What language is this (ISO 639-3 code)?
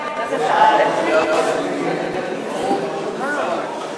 heb